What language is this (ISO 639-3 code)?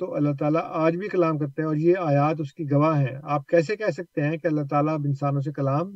urd